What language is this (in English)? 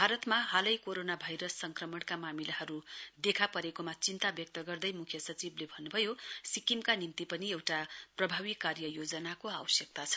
Nepali